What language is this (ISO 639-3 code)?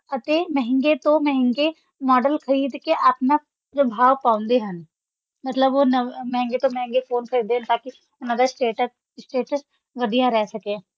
pan